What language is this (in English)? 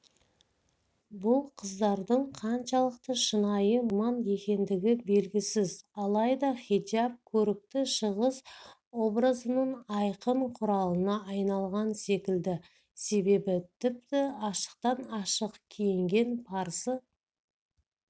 Kazakh